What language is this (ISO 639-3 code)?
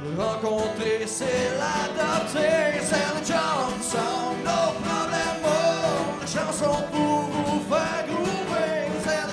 fra